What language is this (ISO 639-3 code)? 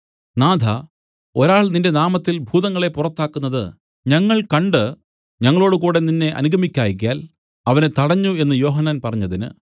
mal